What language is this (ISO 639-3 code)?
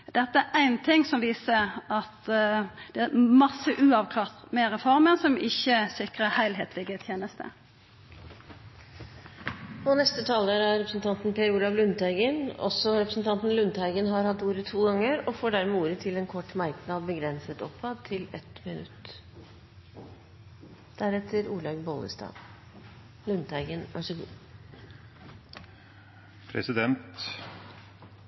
nor